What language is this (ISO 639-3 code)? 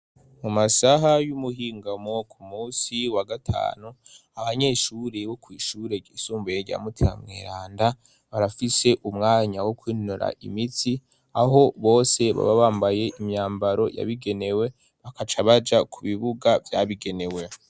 run